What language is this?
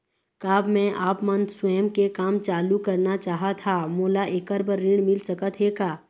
Chhattisgarhi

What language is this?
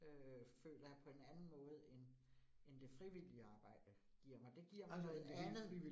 Danish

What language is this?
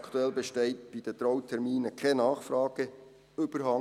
Swiss German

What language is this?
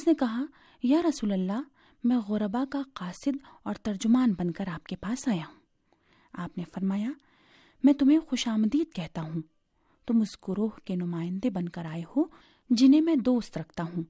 Urdu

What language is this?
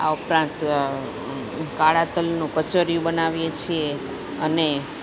Gujarati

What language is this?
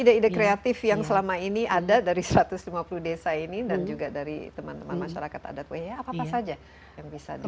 Indonesian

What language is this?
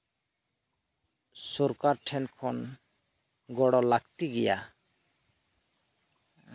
Santali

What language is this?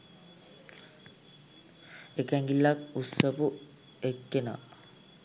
Sinhala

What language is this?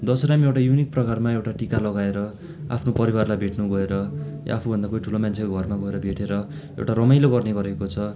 Nepali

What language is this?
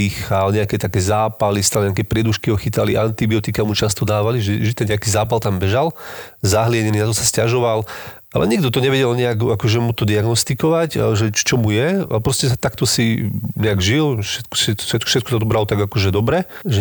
Slovak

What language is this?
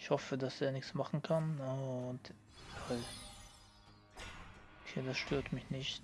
German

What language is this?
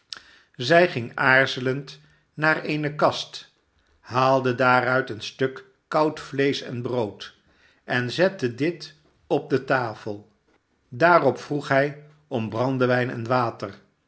Dutch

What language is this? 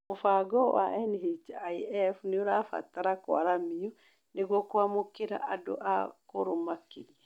Kikuyu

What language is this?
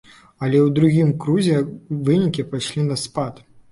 Belarusian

